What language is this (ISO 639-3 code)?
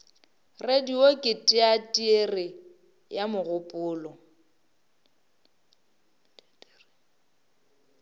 nso